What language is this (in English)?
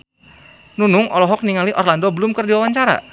Sundanese